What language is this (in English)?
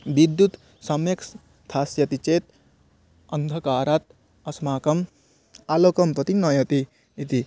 Sanskrit